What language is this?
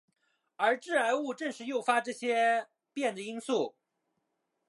Chinese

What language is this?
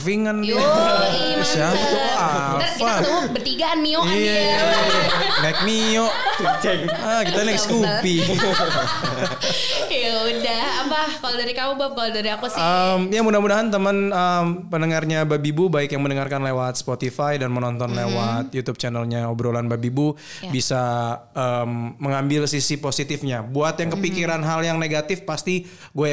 Indonesian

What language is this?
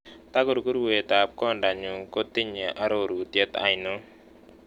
Kalenjin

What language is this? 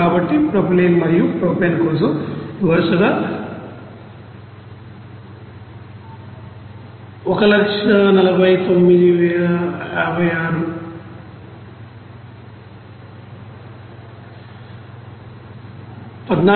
Telugu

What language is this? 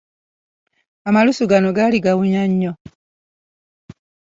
Ganda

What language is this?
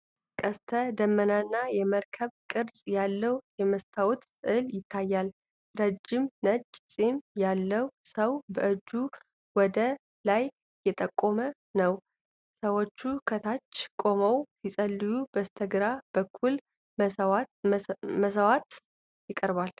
Amharic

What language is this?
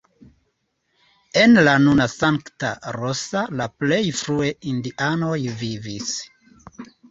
Esperanto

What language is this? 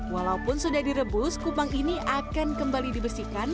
Indonesian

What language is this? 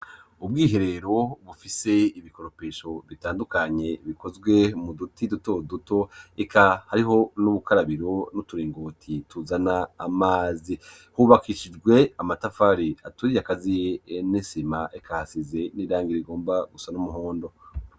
Rundi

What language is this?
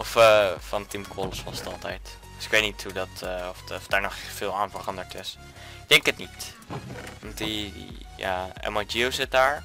Dutch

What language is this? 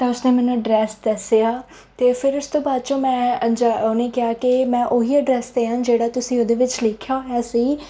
Punjabi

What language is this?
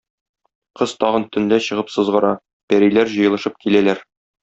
Tatar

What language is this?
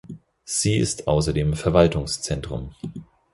German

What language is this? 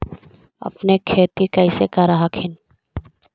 Magahi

